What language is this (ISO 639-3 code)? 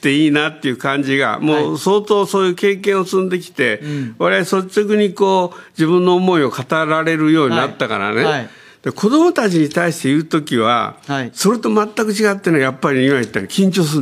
jpn